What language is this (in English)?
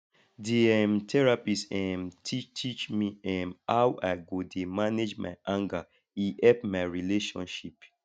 Nigerian Pidgin